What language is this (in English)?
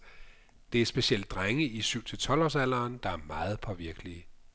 Danish